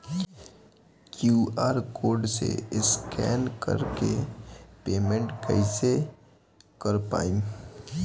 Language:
Bhojpuri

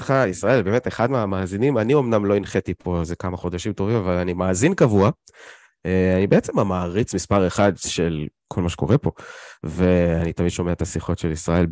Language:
Hebrew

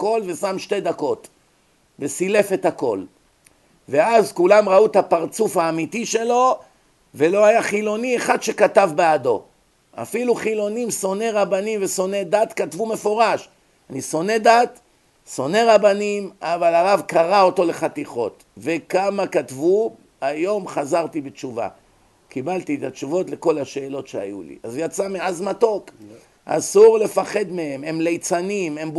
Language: Hebrew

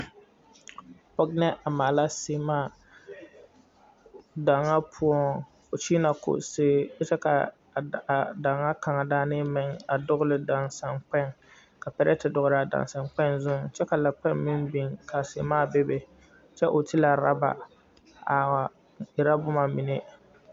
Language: Southern Dagaare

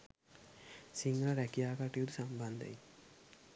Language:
Sinhala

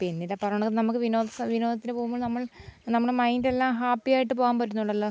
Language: Malayalam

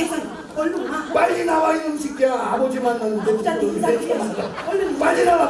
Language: Korean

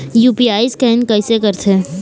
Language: Chhattisgarhi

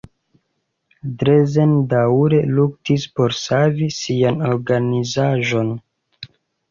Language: Esperanto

